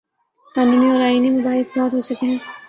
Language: Urdu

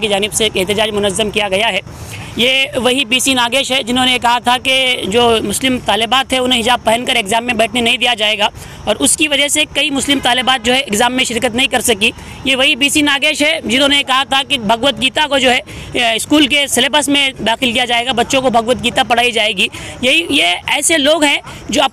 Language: Hindi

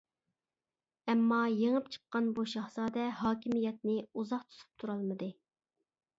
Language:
Uyghur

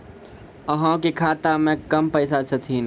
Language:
Maithili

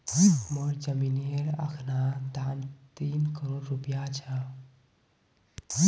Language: Magahi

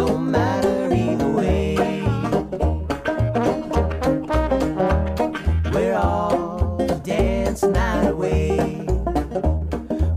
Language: Greek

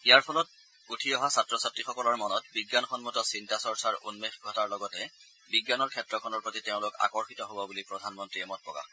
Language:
Assamese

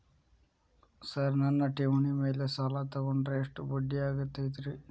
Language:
Kannada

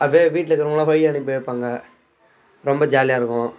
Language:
Tamil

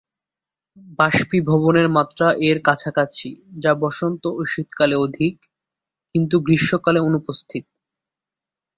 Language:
Bangla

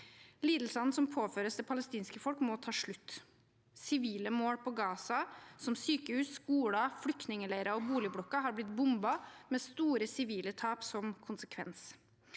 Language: Norwegian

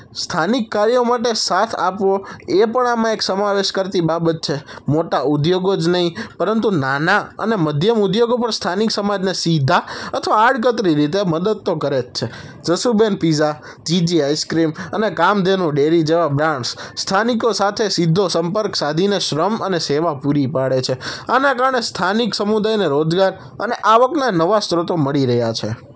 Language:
Gujarati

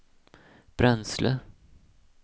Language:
Swedish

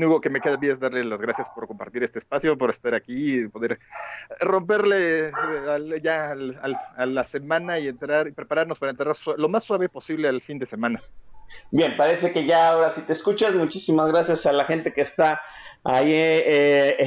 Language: Spanish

